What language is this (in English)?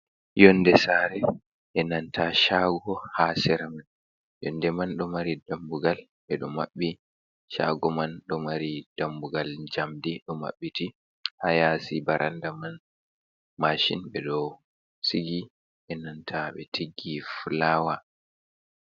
Fula